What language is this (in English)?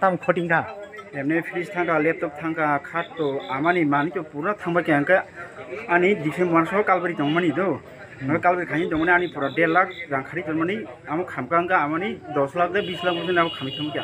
Thai